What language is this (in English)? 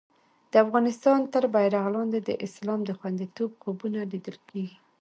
Pashto